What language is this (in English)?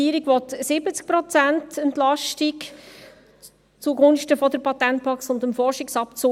Swiss German